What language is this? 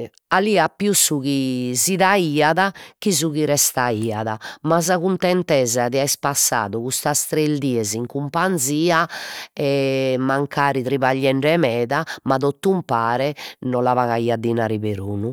Sardinian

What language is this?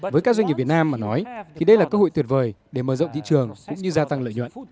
Vietnamese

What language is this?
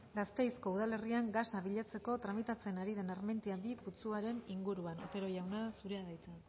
Basque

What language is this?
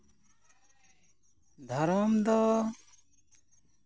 Santali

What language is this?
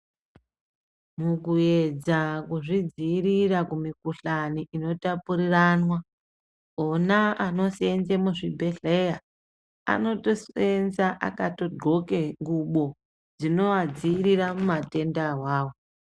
Ndau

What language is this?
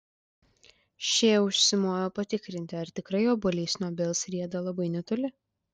Lithuanian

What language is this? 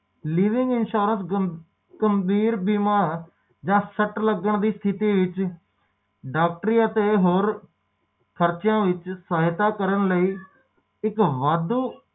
Punjabi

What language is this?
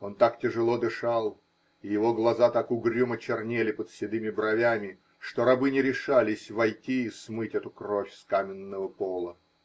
Russian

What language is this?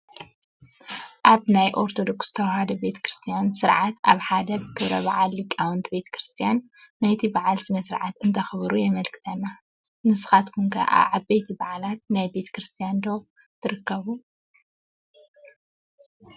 Tigrinya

